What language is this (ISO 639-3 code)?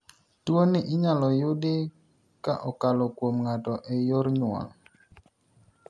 luo